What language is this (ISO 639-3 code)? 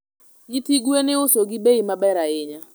luo